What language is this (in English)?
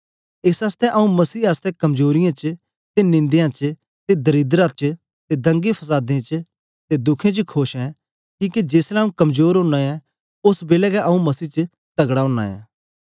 Dogri